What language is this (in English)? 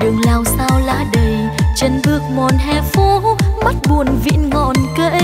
Vietnamese